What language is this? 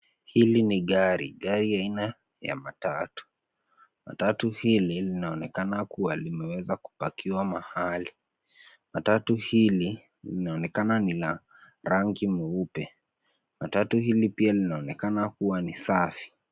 Swahili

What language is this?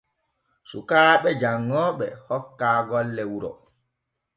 Borgu Fulfulde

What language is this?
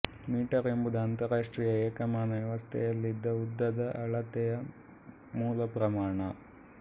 Kannada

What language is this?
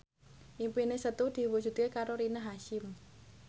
Javanese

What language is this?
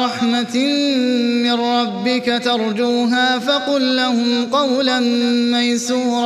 Arabic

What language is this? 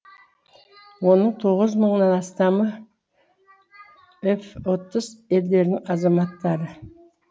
Kazakh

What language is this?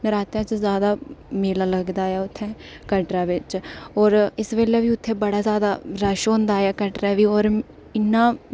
Dogri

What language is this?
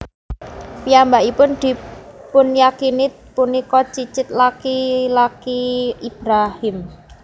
Javanese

